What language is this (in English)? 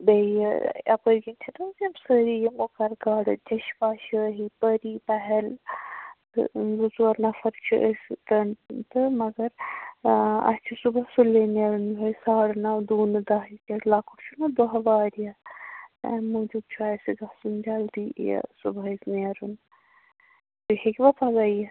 Kashmiri